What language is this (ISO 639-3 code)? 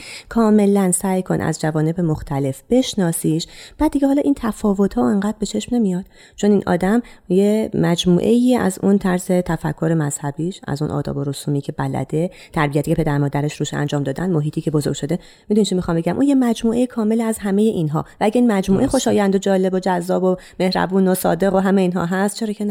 fas